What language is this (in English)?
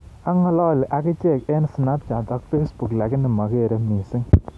Kalenjin